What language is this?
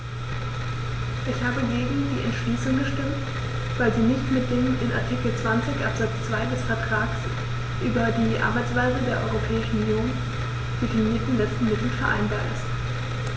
German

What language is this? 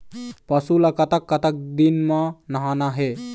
Chhattisgarhi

